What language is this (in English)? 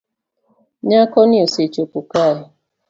Luo (Kenya and Tanzania)